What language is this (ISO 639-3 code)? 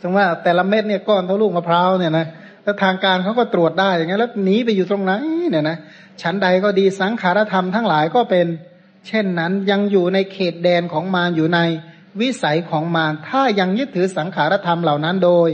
tha